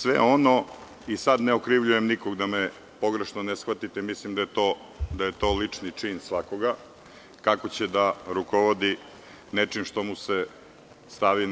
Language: Serbian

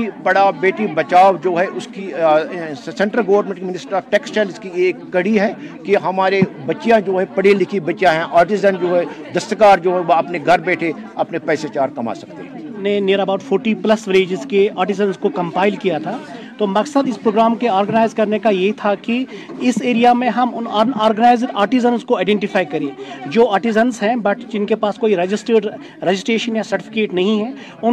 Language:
Urdu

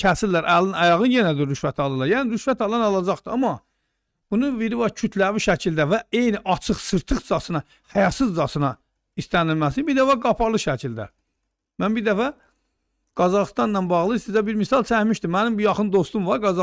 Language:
Turkish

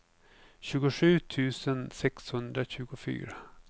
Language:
Swedish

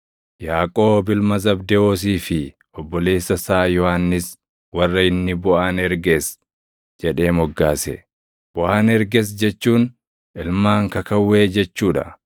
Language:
Oromo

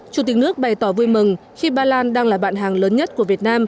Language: Vietnamese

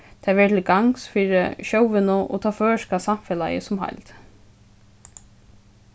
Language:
Faroese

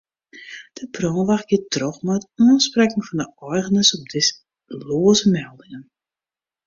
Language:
Western Frisian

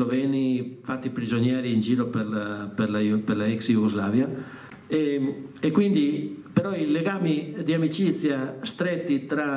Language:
Italian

